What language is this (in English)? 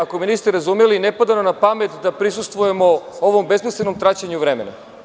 Serbian